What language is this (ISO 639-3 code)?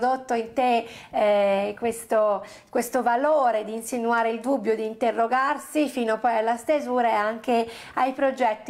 ita